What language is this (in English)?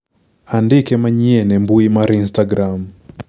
Luo (Kenya and Tanzania)